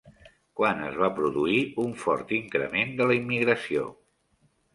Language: Catalan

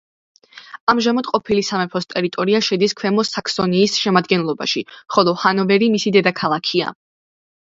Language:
Georgian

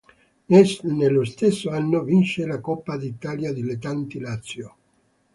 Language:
Italian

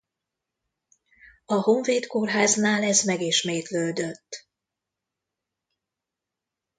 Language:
Hungarian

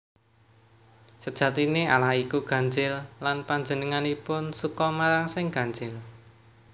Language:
Javanese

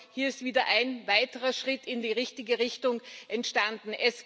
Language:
German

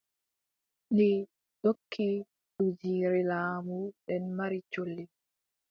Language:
Adamawa Fulfulde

